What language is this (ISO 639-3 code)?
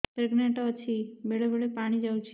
ori